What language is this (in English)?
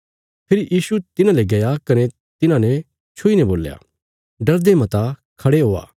Bilaspuri